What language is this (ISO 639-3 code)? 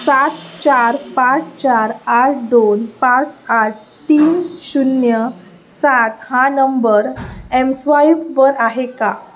mar